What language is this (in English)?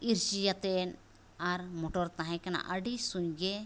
Santali